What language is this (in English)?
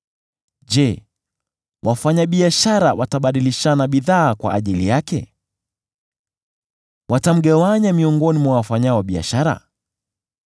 Swahili